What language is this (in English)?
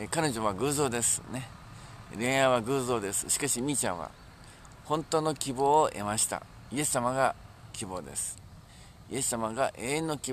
Japanese